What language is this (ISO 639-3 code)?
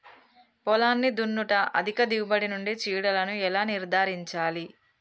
tel